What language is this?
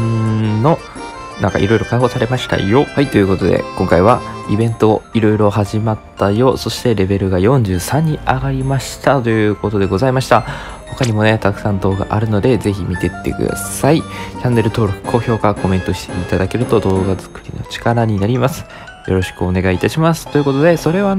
Japanese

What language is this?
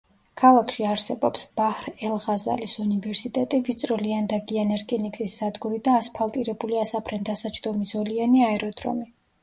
Georgian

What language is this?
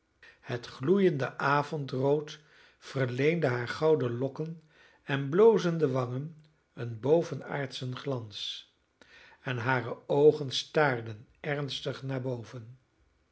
Dutch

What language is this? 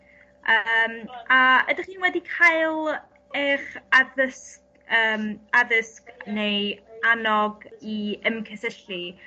Welsh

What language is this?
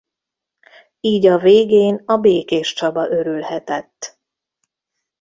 Hungarian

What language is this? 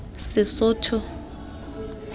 Tswana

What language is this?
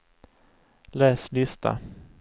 Swedish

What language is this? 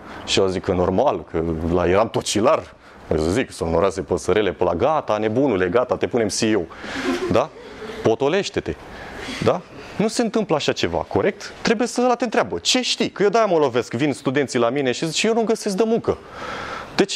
Romanian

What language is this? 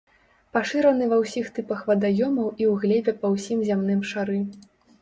Belarusian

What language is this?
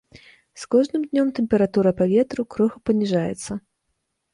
Belarusian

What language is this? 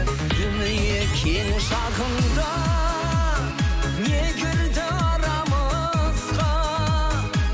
Kazakh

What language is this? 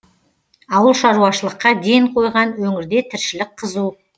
Kazakh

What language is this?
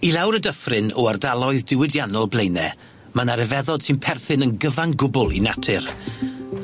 Welsh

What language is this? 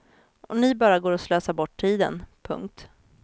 Swedish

